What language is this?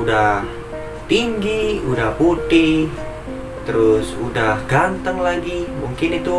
Indonesian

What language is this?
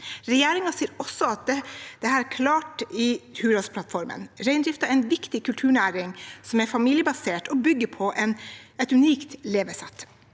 Norwegian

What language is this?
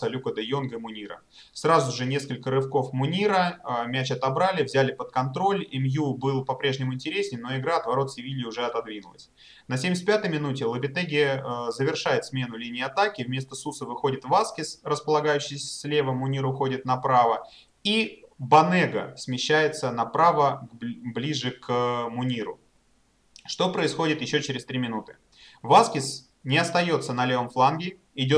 Russian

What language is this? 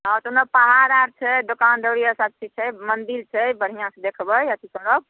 Maithili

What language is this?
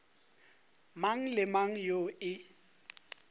Northern Sotho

